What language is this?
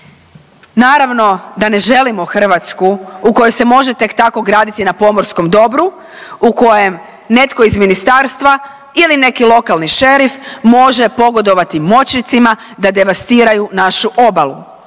Croatian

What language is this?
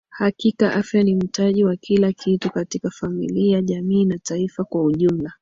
Swahili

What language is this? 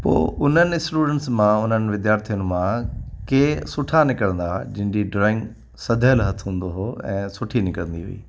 Sindhi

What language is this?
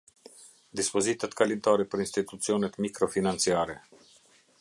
Albanian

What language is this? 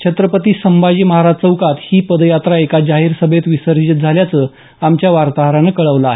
Marathi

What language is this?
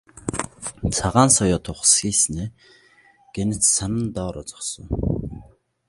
Mongolian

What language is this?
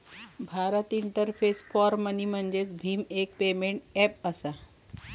Marathi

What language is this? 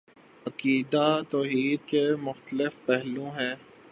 Urdu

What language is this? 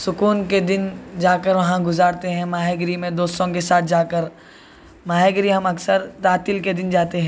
Urdu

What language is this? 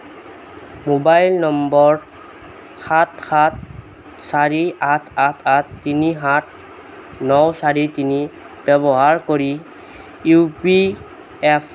Assamese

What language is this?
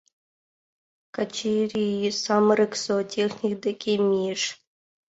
Mari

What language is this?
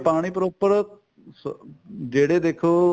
Punjabi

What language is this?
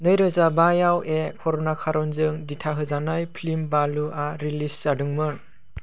Bodo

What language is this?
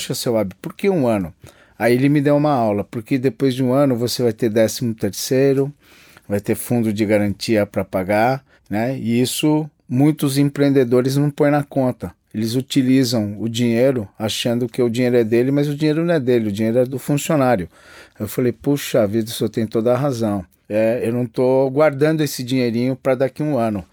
Portuguese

